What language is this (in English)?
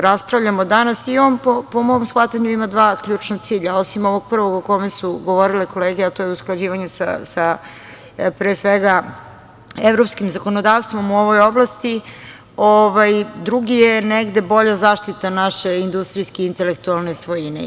Serbian